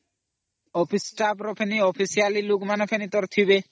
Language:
Odia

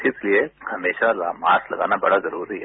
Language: Hindi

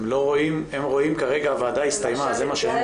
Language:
Hebrew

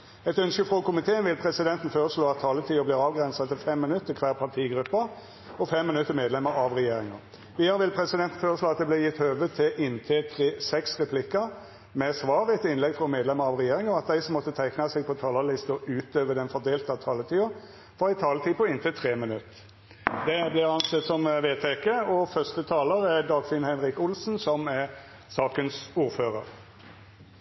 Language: Norwegian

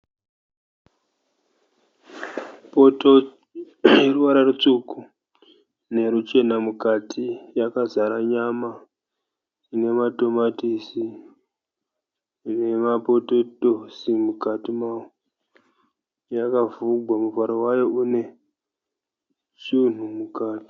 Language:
Shona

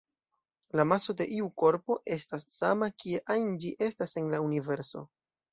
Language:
Esperanto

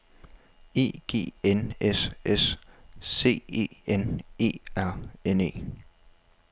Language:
Danish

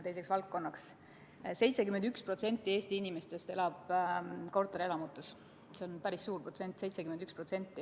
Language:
Estonian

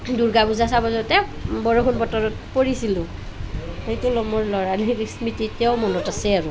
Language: Assamese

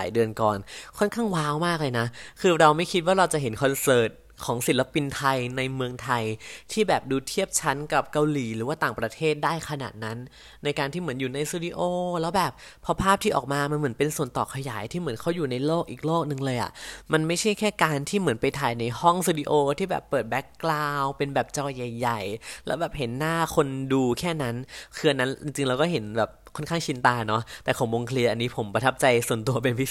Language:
Thai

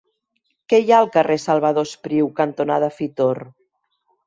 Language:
Catalan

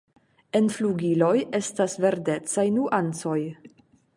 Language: Esperanto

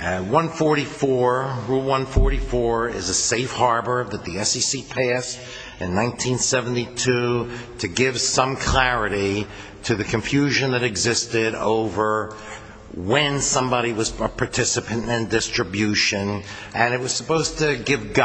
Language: English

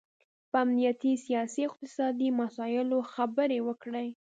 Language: Pashto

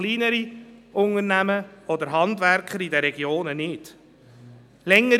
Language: Swiss German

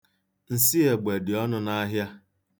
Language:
Igbo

